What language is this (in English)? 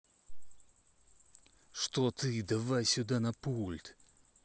Russian